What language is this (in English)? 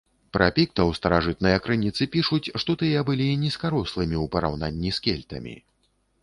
Belarusian